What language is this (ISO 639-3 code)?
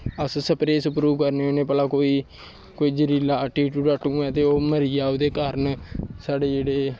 doi